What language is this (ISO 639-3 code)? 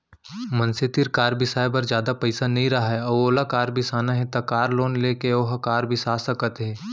hne